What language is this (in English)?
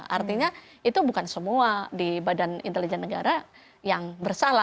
Indonesian